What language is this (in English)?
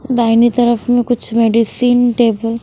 Hindi